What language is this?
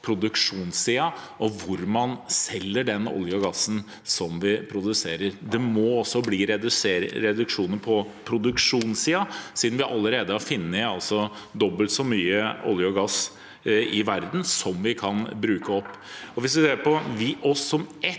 Norwegian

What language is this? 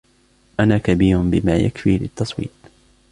Arabic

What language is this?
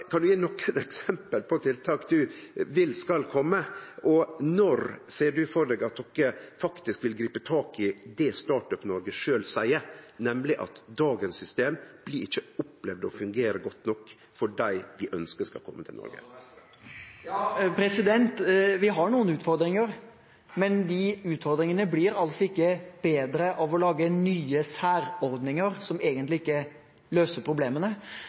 Norwegian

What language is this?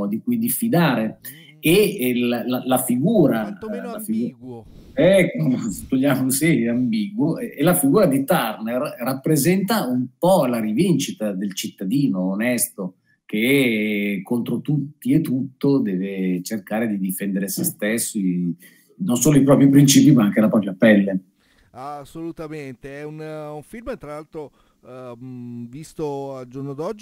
Italian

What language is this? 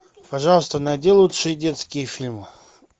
Russian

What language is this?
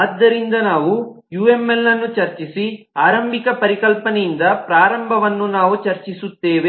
Kannada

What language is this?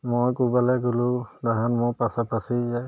Assamese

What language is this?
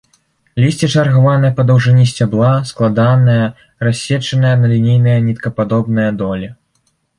Belarusian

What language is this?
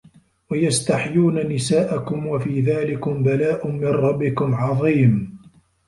Arabic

